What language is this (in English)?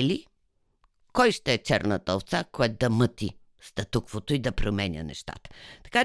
Bulgarian